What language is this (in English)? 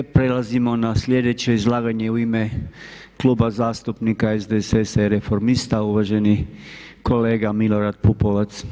Croatian